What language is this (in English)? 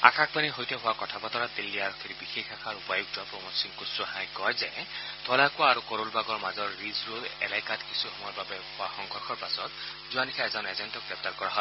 Assamese